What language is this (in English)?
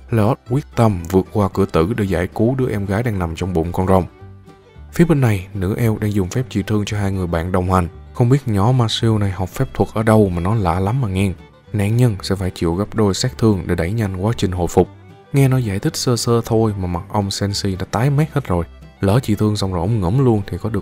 Vietnamese